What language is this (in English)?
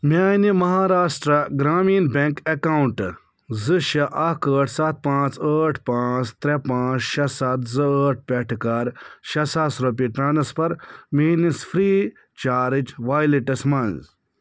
Kashmiri